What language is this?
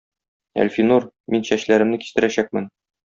Tatar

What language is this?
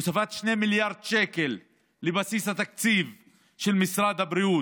Hebrew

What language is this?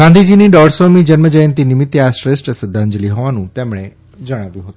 Gujarati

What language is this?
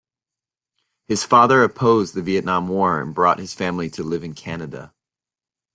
English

